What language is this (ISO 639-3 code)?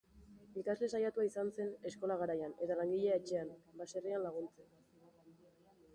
eus